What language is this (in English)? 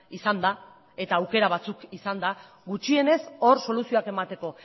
Basque